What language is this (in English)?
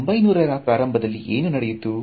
Kannada